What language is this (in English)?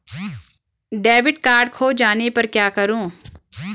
Hindi